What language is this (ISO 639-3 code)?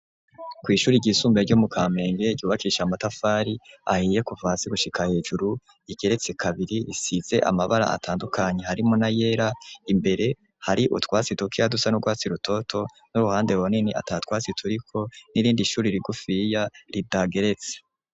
run